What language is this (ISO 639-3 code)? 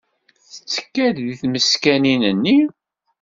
kab